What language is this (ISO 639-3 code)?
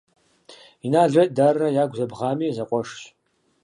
kbd